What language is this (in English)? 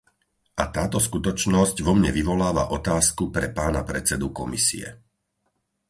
Slovak